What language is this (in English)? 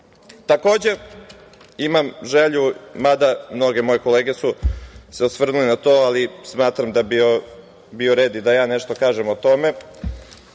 Serbian